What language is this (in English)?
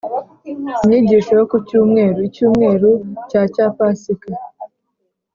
Kinyarwanda